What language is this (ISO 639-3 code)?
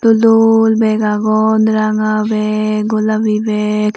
ccp